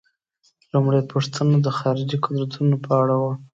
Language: Pashto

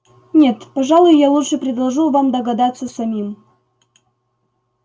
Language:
Russian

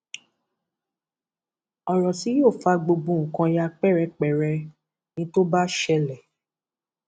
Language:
Yoruba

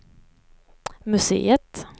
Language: Swedish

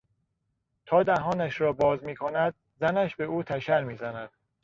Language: Persian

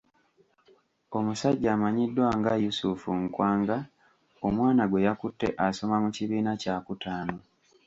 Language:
Ganda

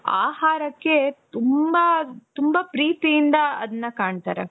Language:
Kannada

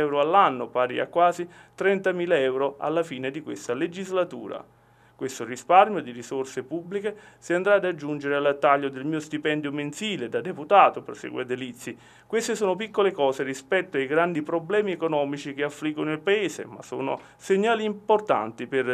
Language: Italian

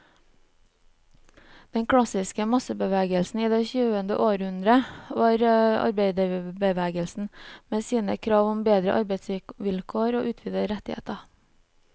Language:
Norwegian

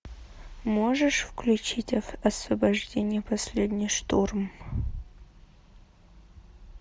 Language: Russian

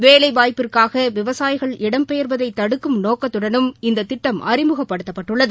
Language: Tamil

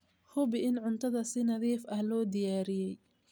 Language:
Somali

